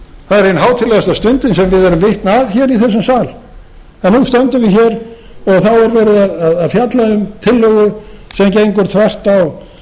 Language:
Icelandic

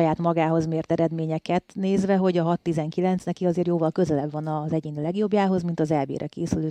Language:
Hungarian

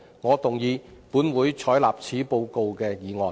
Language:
Cantonese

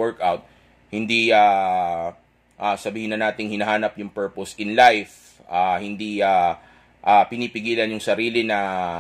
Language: Filipino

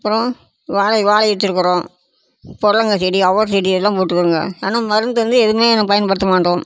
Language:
Tamil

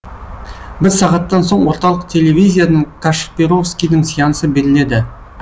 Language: Kazakh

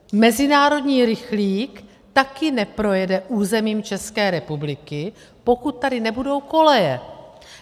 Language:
Czech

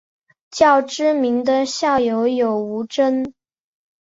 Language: Chinese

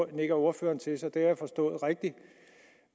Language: Danish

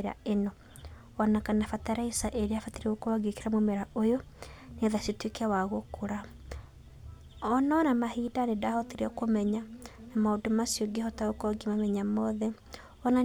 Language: Kikuyu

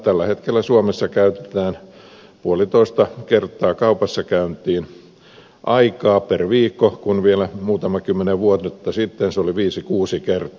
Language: Finnish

